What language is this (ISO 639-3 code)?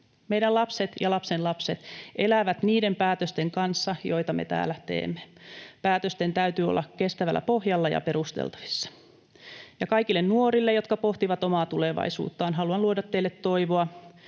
fin